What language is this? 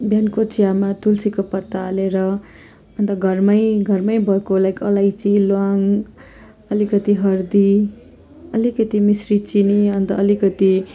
Nepali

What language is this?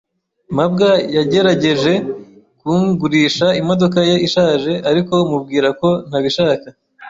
Kinyarwanda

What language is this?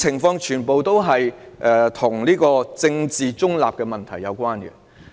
Cantonese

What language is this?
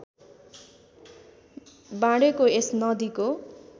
Nepali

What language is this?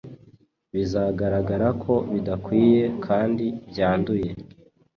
Kinyarwanda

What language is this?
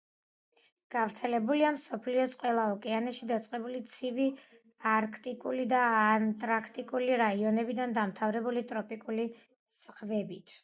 Georgian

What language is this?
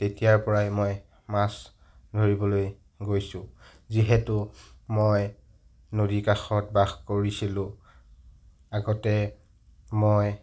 Assamese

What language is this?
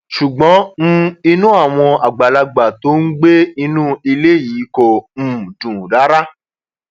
Yoruba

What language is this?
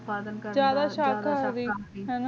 Punjabi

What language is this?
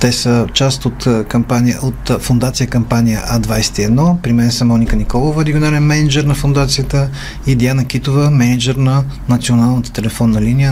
Bulgarian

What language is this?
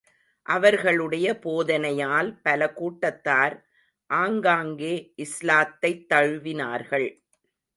Tamil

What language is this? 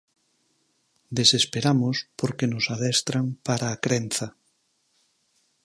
Galician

